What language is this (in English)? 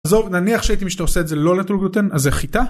Hebrew